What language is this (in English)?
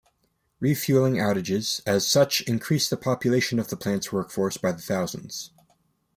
English